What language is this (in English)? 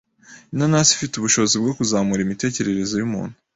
Kinyarwanda